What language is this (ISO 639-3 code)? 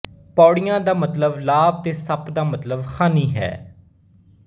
pan